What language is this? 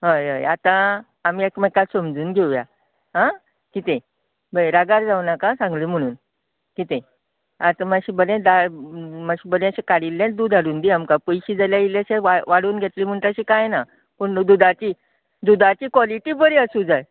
Konkani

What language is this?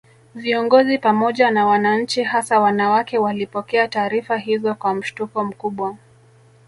Swahili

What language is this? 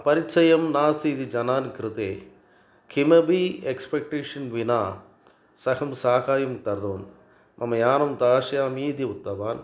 Sanskrit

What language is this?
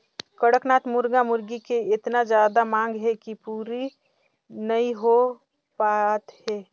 Chhattisgarhi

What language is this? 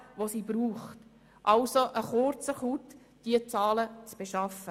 Swiss German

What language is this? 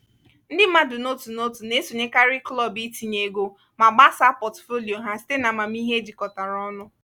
Igbo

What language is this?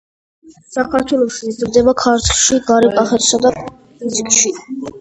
Georgian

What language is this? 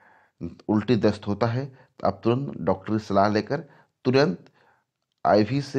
Hindi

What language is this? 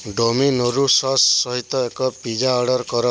Odia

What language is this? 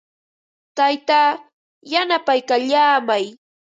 Ambo-Pasco Quechua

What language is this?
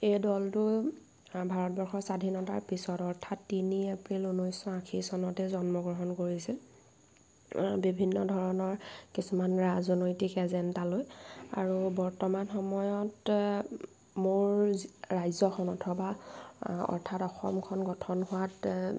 Assamese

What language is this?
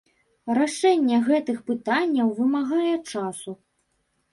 Belarusian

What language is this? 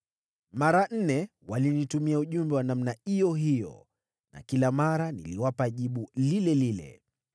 Swahili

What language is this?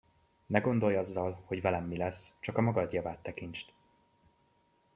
Hungarian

